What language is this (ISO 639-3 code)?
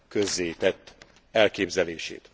hun